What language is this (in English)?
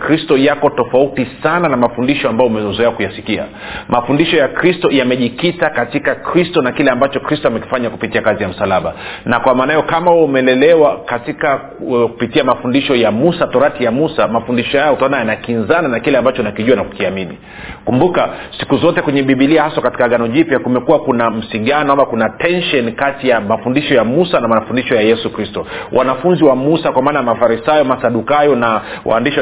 Swahili